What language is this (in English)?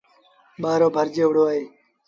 Sindhi Bhil